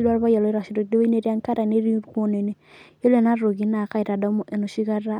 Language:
Masai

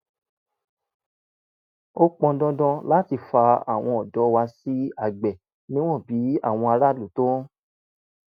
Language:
Yoruba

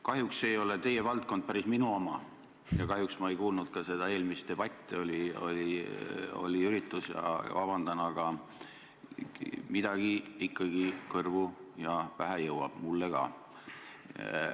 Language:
Estonian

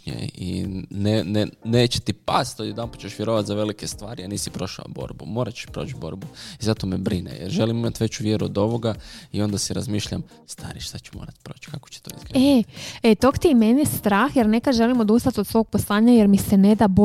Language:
Croatian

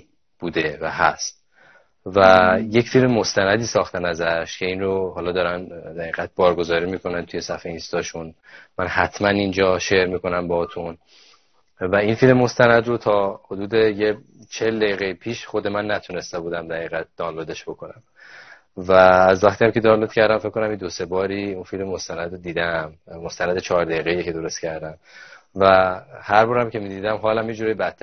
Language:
Persian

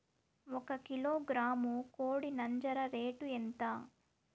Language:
Telugu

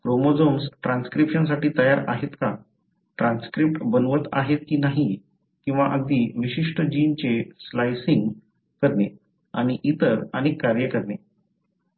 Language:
Marathi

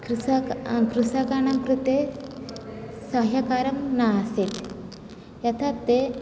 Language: Sanskrit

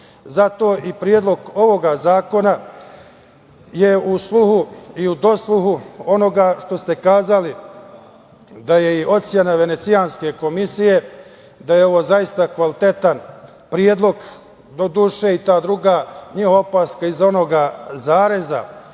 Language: Serbian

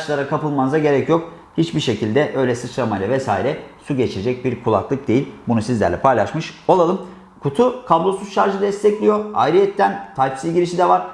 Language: Turkish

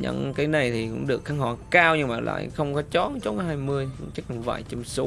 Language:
Vietnamese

